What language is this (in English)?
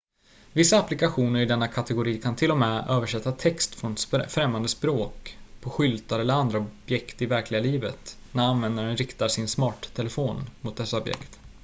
Swedish